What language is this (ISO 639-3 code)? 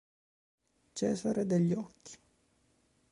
ita